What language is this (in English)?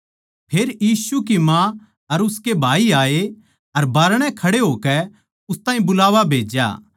Haryanvi